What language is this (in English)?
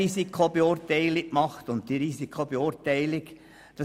Swiss German